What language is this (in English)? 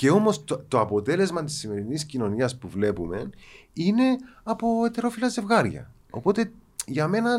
Greek